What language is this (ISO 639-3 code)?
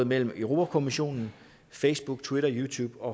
dan